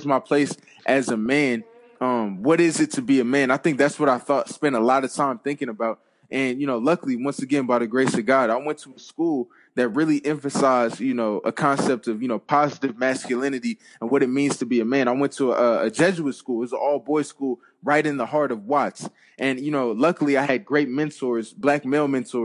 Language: English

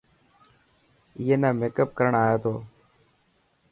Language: Dhatki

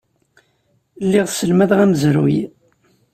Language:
Kabyle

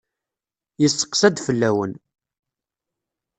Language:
Kabyle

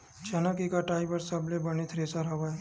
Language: Chhattisgarhi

